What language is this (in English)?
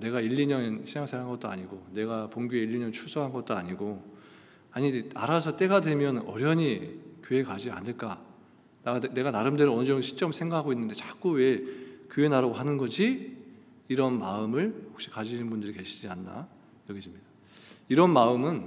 Korean